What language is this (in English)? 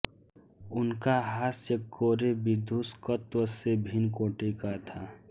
Hindi